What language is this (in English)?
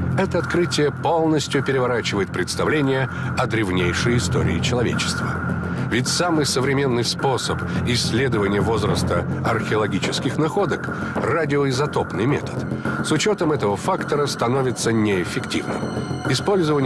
Russian